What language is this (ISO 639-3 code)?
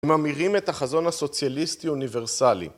heb